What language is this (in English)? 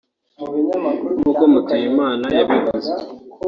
Kinyarwanda